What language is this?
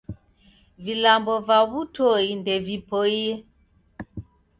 Taita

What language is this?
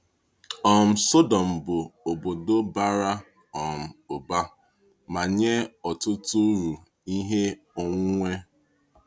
Igbo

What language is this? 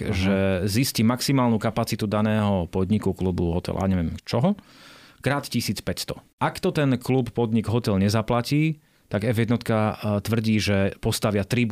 Slovak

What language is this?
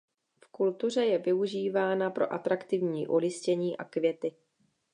Czech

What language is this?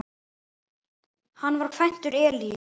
Icelandic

